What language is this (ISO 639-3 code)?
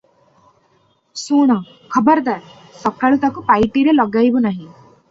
ori